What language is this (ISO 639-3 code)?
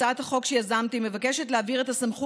heb